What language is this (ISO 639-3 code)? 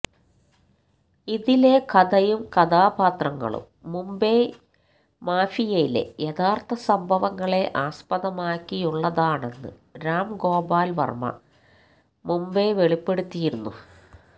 mal